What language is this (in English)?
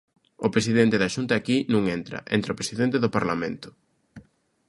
Galician